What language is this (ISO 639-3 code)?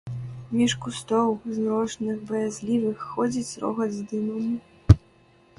bel